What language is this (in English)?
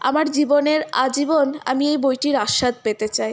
Bangla